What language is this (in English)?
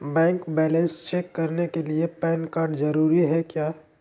Magahi